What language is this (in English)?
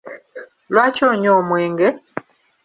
Ganda